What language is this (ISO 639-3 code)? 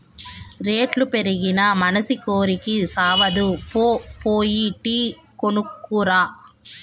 tel